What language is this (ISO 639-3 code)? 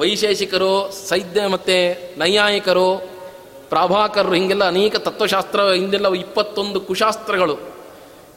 kan